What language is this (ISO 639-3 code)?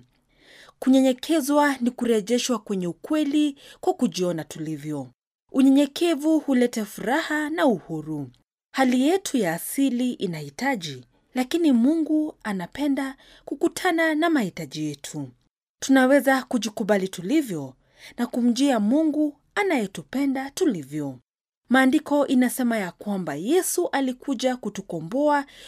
swa